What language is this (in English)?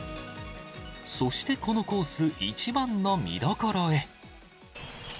Japanese